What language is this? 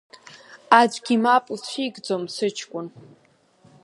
Abkhazian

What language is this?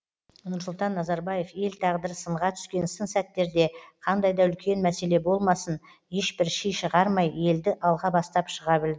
Kazakh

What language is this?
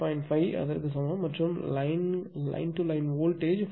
Tamil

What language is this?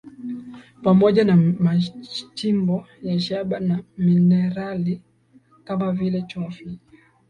Swahili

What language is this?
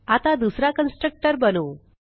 Marathi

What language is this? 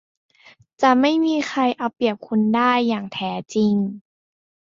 Thai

